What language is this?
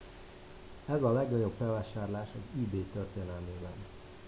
Hungarian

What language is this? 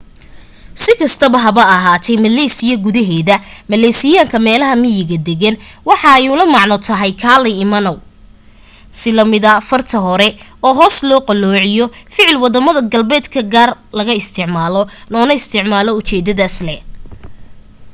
Somali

